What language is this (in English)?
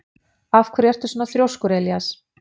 Icelandic